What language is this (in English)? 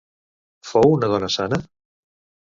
Catalan